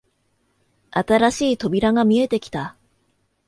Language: Japanese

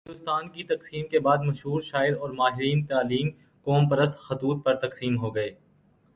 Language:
Urdu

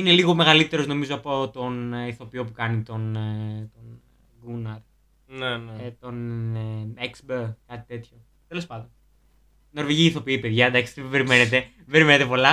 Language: Greek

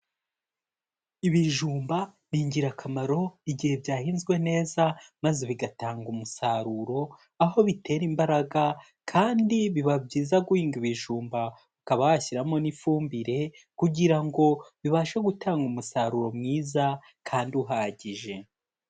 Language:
Kinyarwanda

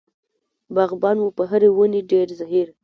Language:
Pashto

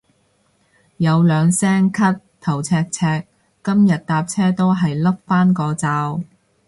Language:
Cantonese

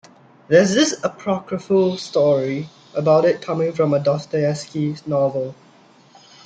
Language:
English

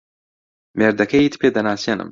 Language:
Central Kurdish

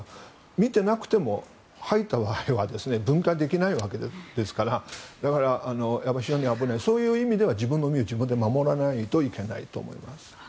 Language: Japanese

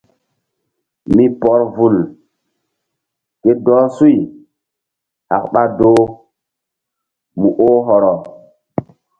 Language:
Mbum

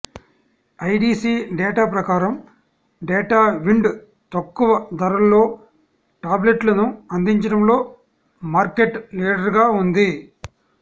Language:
Telugu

